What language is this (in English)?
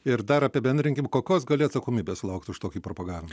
Lithuanian